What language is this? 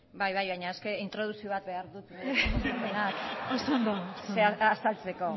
Basque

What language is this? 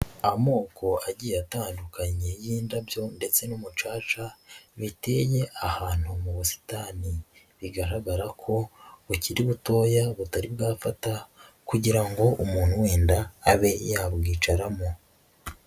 Kinyarwanda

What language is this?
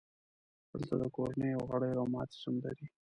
Pashto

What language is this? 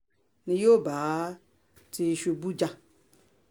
Yoruba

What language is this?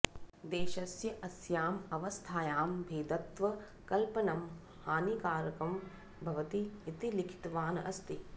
Sanskrit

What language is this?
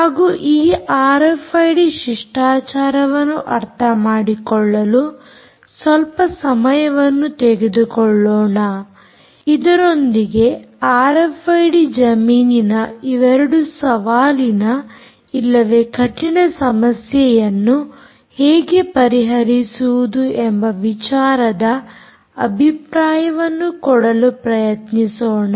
Kannada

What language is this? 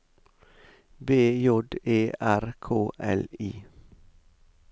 Norwegian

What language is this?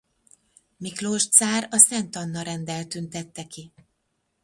Hungarian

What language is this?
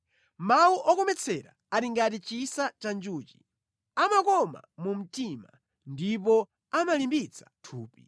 Nyanja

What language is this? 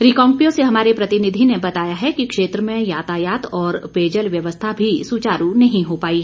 Hindi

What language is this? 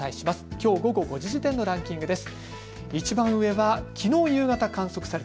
Japanese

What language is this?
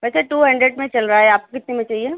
Urdu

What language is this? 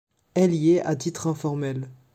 French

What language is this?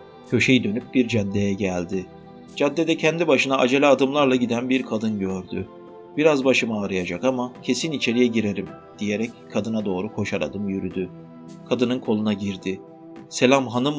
Turkish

